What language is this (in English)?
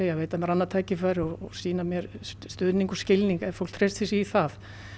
Icelandic